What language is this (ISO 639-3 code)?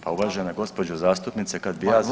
hrv